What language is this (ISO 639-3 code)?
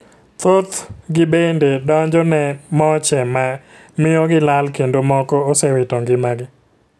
luo